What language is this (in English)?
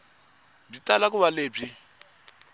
Tsonga